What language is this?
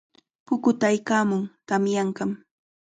Chiquián Ancash Quechua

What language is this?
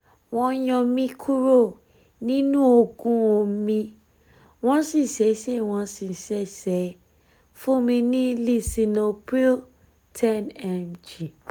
Yoruba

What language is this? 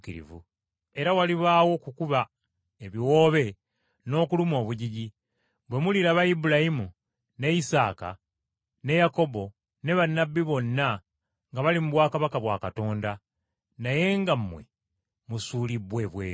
Ganda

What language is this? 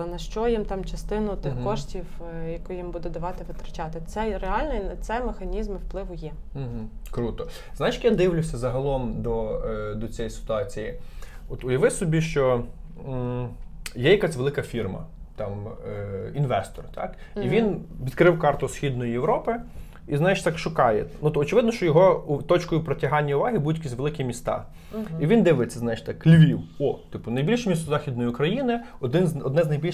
Ukrainian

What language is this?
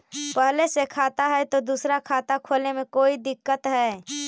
Magahi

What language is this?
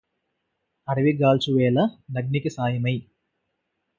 Telugu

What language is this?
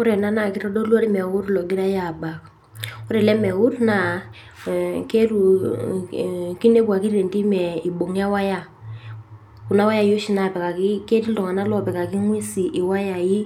Masai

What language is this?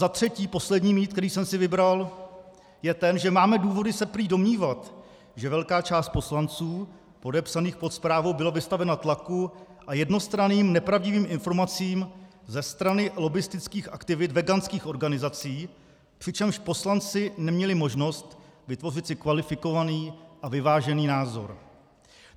Czech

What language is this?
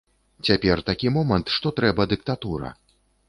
Belarusian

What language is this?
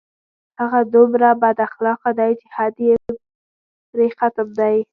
Pashto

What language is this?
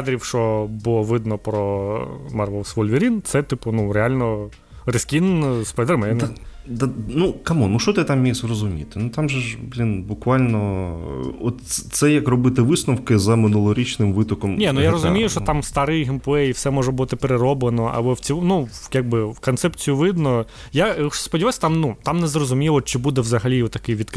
Ukrainian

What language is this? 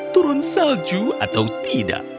Indonesian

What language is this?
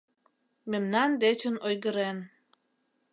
Mari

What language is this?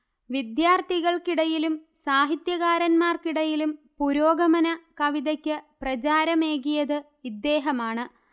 Malayalam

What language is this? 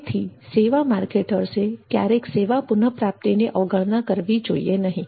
Gujarati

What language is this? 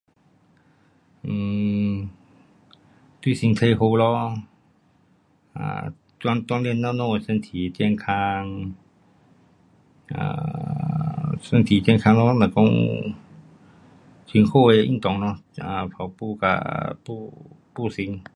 Pu-Xian Chinese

